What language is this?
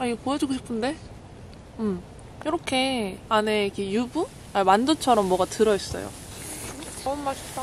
Korean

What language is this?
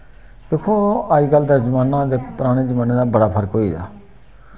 Dogri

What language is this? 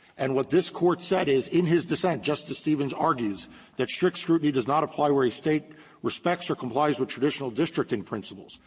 English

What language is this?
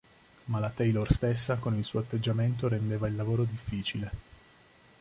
Italian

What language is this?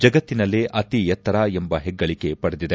Kannada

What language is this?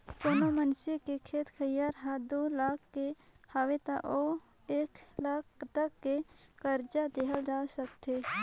Chhattisgarhi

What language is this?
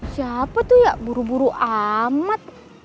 Indonesian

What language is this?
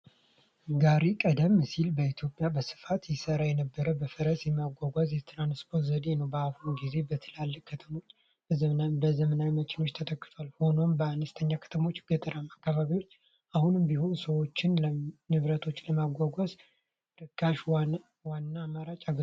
Amharic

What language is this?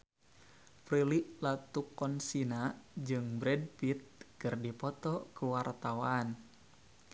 Sundanese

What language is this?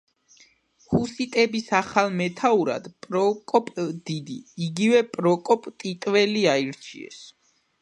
Georgian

